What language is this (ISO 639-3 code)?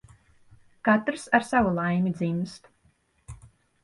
lav